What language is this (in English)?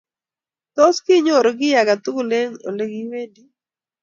Kalenjin